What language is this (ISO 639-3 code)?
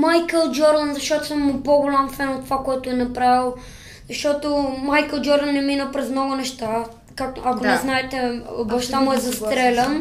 bul